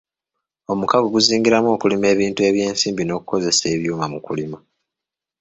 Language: Ganda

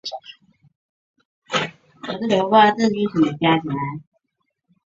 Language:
Chinese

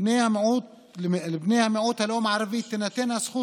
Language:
Hebrew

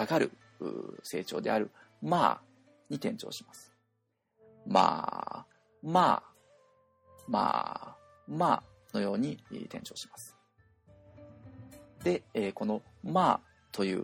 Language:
Japanese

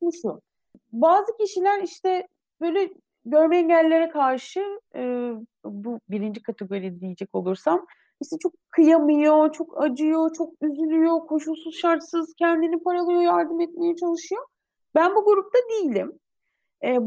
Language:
Turkish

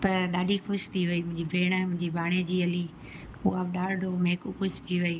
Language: Sindhi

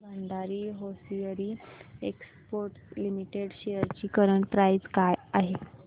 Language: Marathi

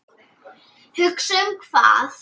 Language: Icelandic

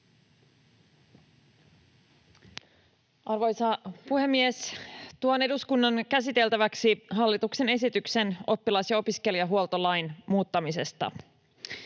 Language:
Finnish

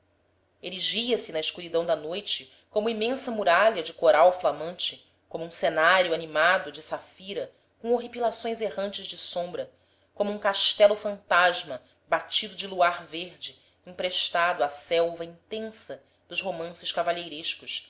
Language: Portuguese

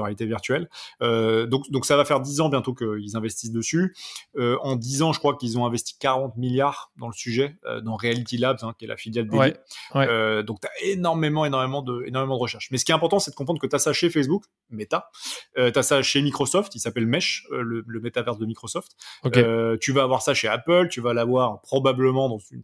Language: French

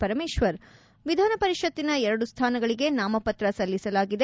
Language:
Kannada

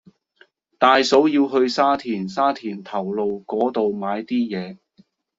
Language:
Cantonese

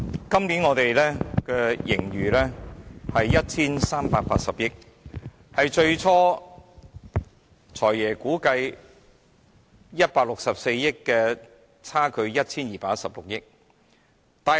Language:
Cantonese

